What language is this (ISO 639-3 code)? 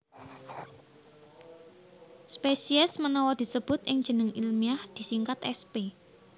jav